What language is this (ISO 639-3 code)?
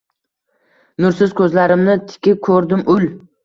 uzb